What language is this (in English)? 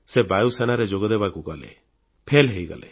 Odia